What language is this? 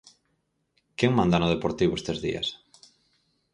Galician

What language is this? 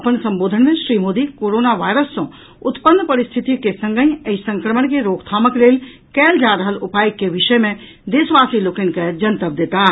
Maithili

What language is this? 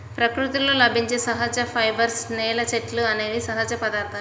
Telugu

